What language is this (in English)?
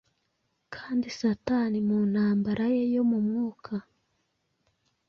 Kinyarwanda